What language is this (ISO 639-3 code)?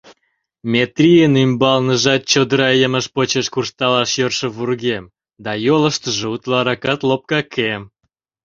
chm